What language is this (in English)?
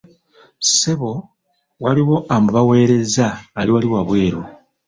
Ganda